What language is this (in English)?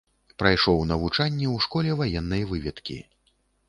Belarusian